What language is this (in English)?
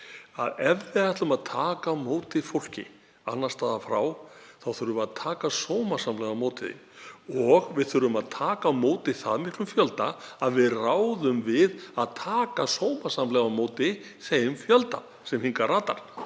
Icelandic